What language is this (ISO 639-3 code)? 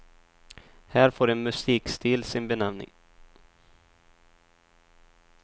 swe